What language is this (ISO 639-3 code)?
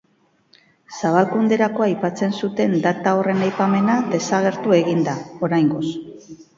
eus